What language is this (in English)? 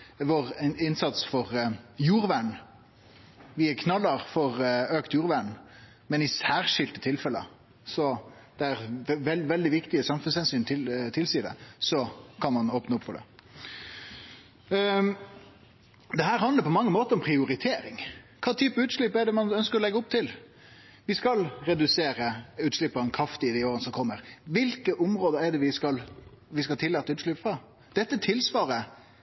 Norwegian Nynorsk